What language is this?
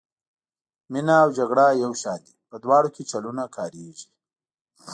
Pashto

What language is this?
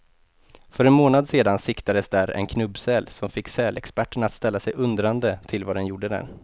Swedish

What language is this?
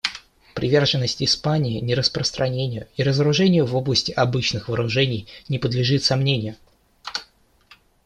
Russian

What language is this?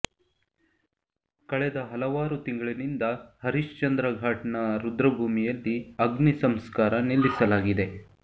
Kannada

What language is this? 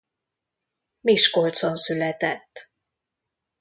Hungarian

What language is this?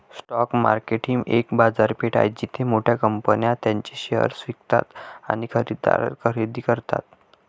Marathi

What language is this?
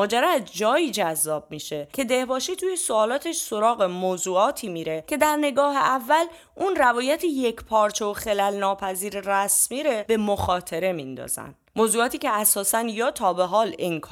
Persian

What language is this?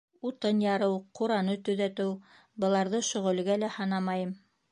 Bashkir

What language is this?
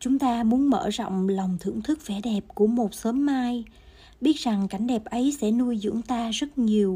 Vietnamese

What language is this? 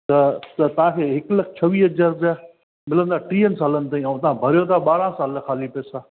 Sindhi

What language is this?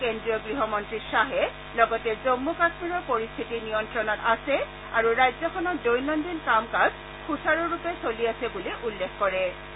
Assamese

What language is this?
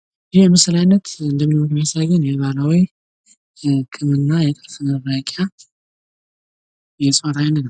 Amharic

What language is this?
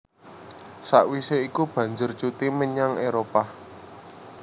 Javanese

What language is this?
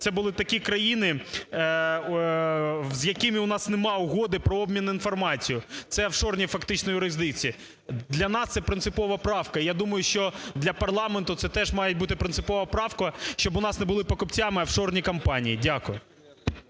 Ukrainian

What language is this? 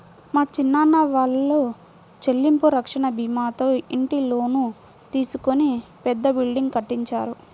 Telugu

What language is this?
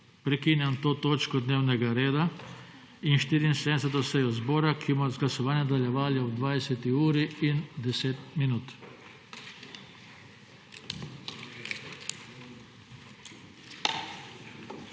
Slovenian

